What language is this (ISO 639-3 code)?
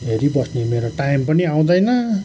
nep